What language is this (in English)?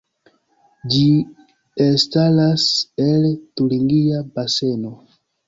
Esperanto